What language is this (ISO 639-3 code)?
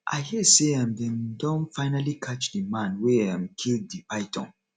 pcm